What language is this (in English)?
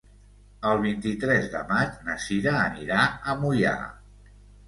Catalan